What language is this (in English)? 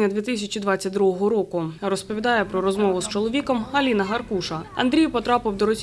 Ukrainian